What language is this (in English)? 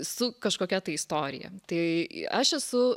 Lithuanian